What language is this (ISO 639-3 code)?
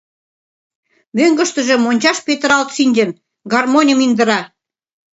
chm